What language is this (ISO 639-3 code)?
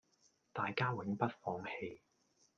yue